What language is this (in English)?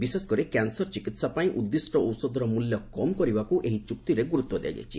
Odia